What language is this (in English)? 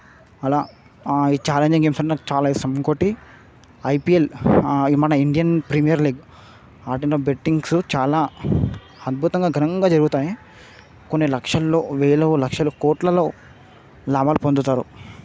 Telugu